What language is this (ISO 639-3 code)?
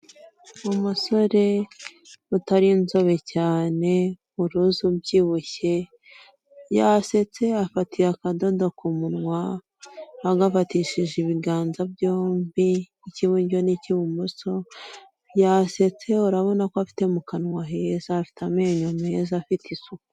kin